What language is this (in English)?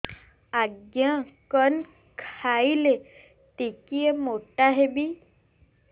Odia